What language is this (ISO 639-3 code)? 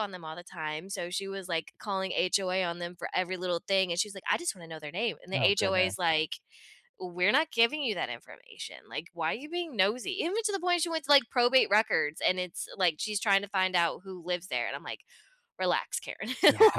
eng